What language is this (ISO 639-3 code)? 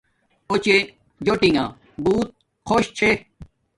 dmk